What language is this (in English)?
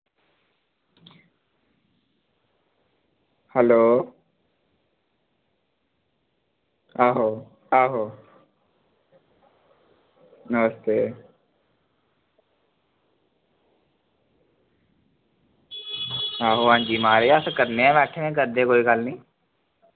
Dogri